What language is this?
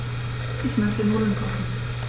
German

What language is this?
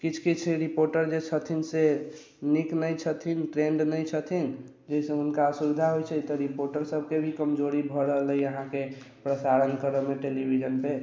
Maithili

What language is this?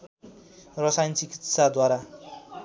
Nepali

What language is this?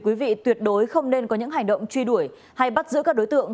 Vietnamese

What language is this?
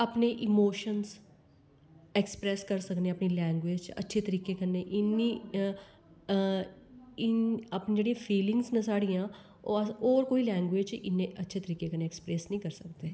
Dogri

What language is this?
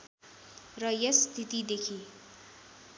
Nepali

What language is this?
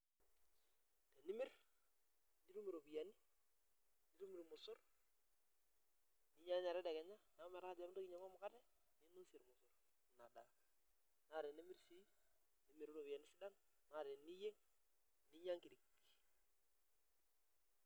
Masai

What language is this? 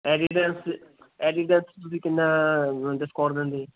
Punjabi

